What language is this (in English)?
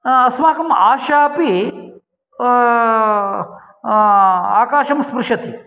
Sanskrit